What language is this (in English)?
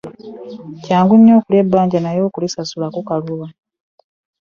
Ganda